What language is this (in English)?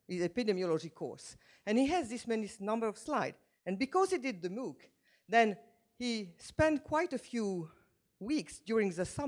English